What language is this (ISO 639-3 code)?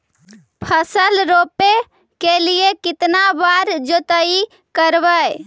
mag